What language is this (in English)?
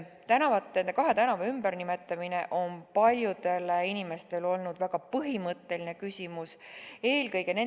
Estonian